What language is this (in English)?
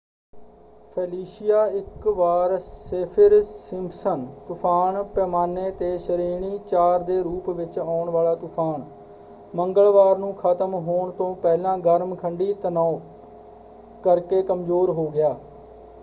Punjabi